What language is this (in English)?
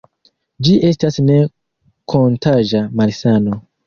Esperanto